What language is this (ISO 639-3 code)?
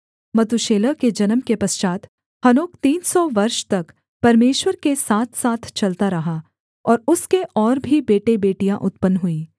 hin